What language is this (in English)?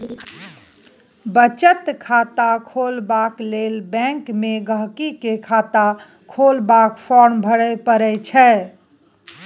Maithili